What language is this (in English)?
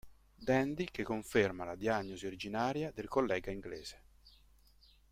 Italian